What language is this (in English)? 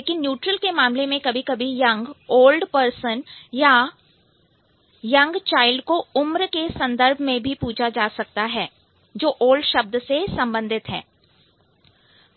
Hindi